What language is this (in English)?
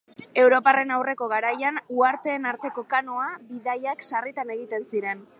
Basque